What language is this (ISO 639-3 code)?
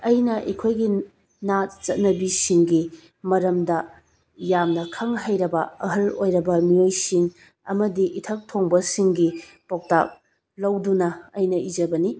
mni